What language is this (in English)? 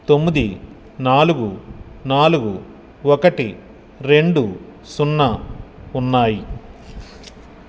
Telugu